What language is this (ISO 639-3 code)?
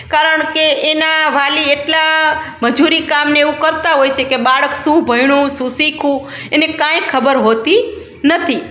guj